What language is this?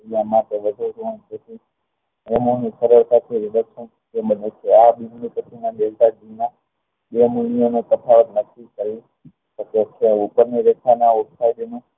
Gujarati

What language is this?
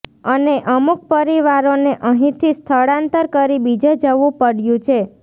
Gujarati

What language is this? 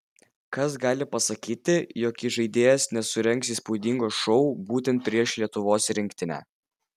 Lithuanian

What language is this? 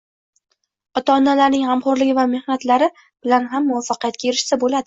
Uzbek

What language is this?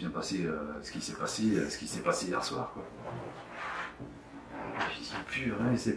French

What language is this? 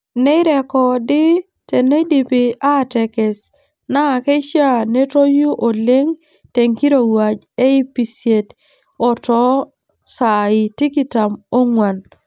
Masai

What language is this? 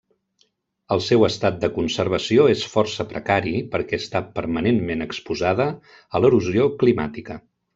Catalan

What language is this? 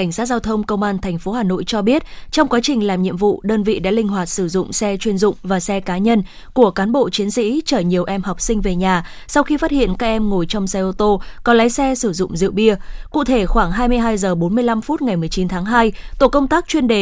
Vietnamese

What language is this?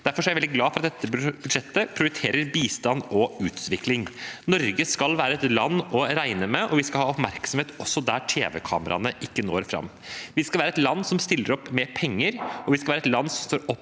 Norwegian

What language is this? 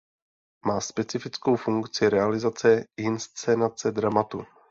Czech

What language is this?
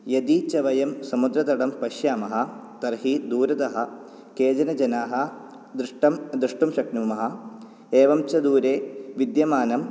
Sanskrit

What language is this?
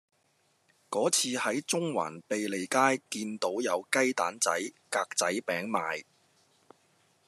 Cantonese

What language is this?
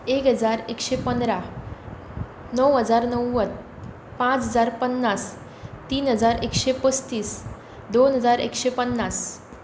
Konkani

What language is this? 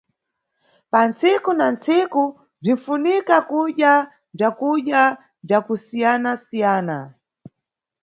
Nyungwe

